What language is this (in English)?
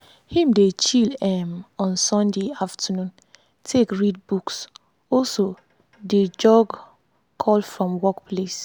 Nigerian Pidgin